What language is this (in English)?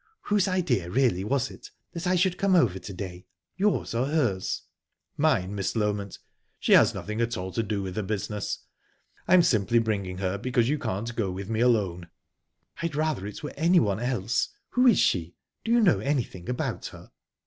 English